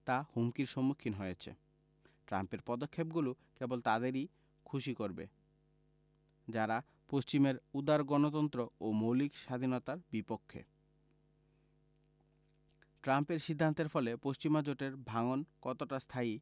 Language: Bangla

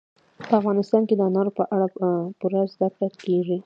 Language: Pashto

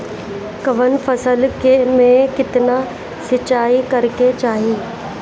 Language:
Bhojpuri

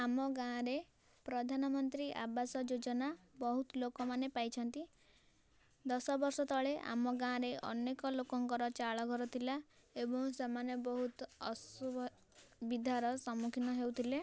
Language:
Odia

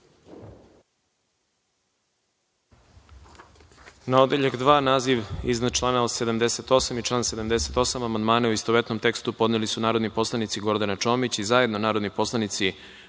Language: Serbian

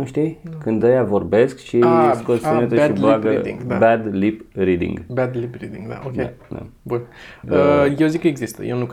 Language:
Romanian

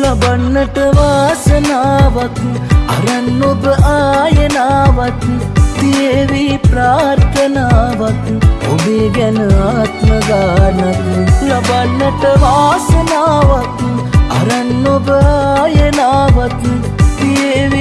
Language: Sinhala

